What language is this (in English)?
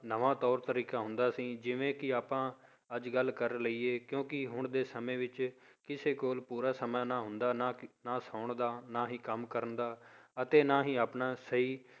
Punjabi